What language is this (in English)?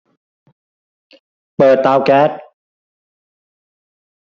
Thai